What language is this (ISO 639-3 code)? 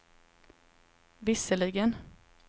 swe